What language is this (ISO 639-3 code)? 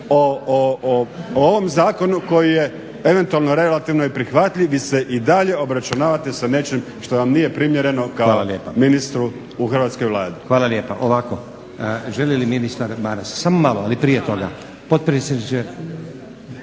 hrv